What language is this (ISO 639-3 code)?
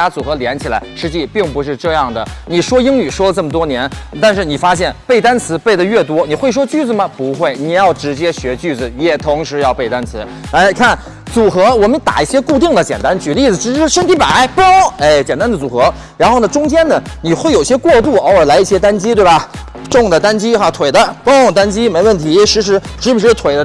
zho